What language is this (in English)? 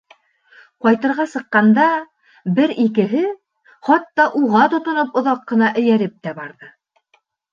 Bashkir